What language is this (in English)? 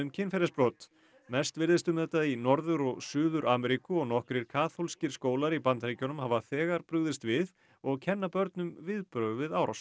Icelandic